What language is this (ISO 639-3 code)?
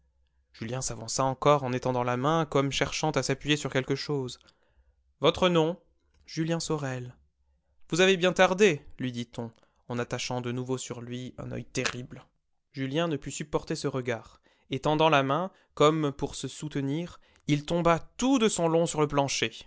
fra